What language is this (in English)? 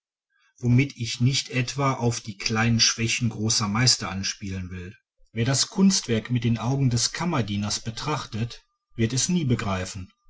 German